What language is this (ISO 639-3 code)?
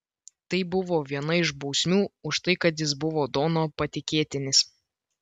lit